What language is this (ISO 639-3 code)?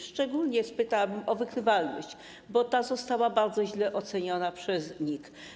pol